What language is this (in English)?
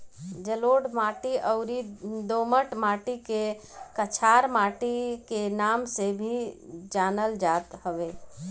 Bhojpuri